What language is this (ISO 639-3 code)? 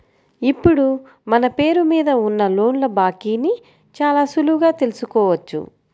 tel